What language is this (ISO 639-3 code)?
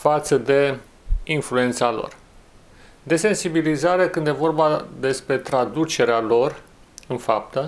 ron